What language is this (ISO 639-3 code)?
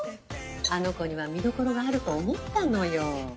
jpn